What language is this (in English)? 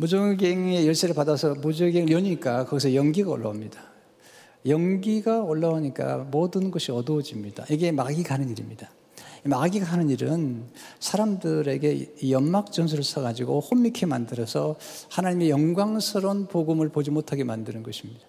Korean